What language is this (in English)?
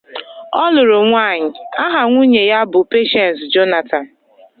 Igbo